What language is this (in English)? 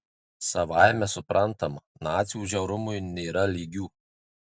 Lithuanian